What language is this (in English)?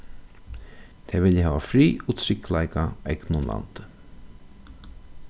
Faroese